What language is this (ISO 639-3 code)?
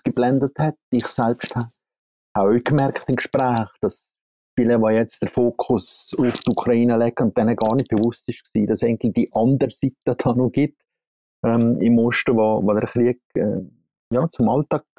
deu